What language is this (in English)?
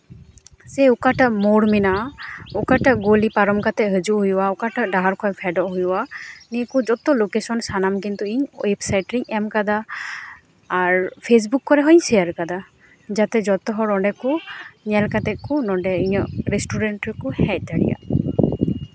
Santali